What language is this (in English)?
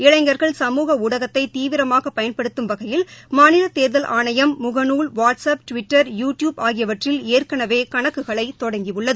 Tamil